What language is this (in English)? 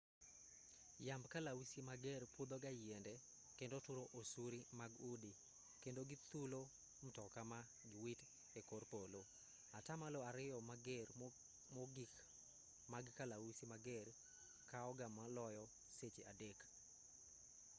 Luo (Kenya and Tanzania)